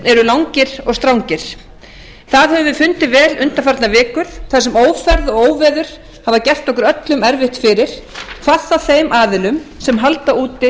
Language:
Icelandic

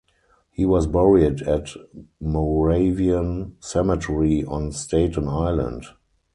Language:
English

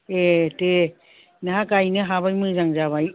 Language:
Bodo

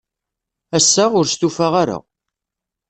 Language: Kabyle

